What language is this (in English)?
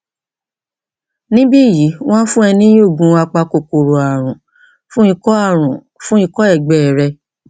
Yoruba